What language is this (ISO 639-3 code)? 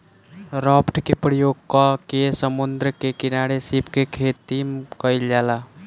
bho